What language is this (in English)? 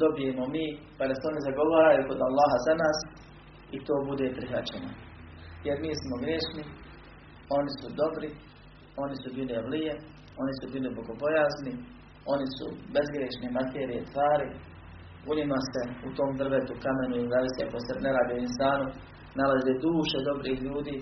Croatian